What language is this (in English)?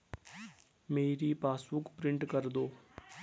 Hindi